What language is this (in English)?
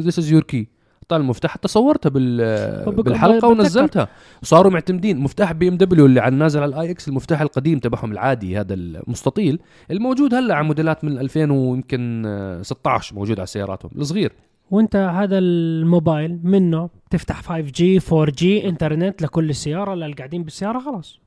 Arabic